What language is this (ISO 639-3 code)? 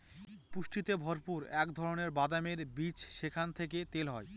ben